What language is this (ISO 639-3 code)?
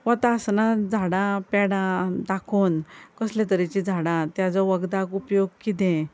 kok